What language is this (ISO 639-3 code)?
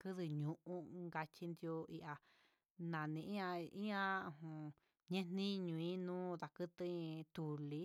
mxs